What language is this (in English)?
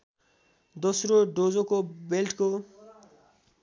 Nepali